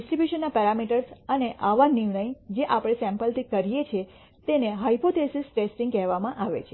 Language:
Gujarati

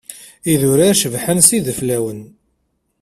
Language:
Kabyle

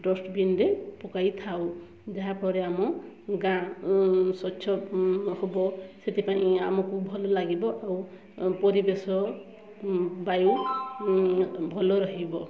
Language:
Odia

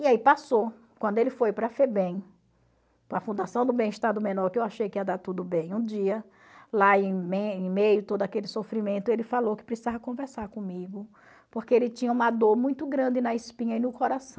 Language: Portuguese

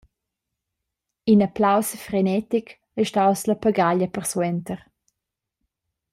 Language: Romansh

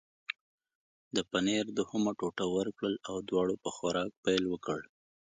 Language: Pashto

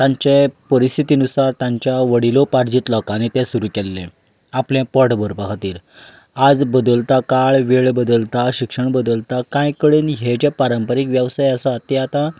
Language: Konkani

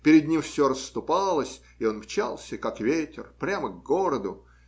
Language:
Russian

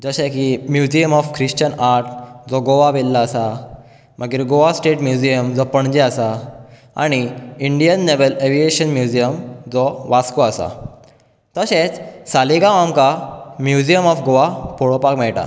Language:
Konkani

